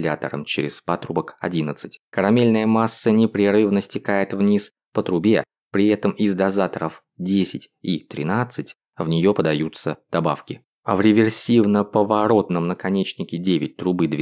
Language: Russian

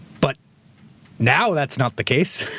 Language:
English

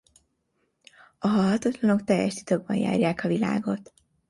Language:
Hungarian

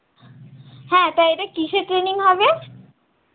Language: Bangla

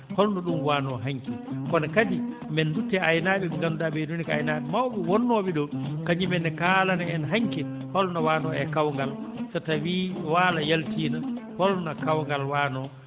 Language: Fula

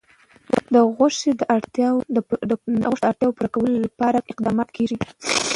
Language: Pashto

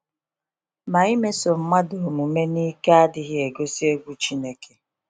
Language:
Igbo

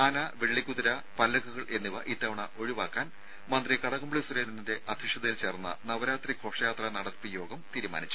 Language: Malayalam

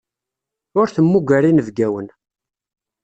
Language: Kabyle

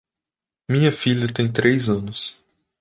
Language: Portuguese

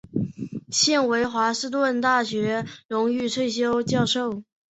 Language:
Chinese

